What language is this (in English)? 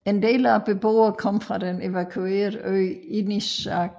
Danish